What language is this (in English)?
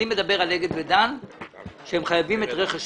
Hebrew